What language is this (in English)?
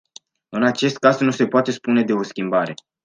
Romanian